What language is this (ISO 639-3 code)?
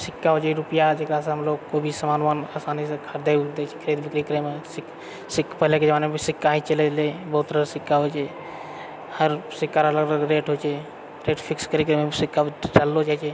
mai